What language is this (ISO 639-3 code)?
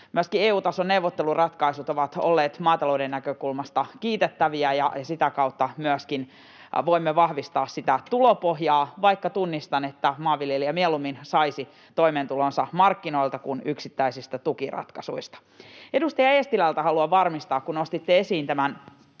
fin